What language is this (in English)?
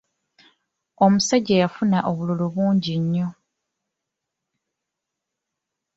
Ganda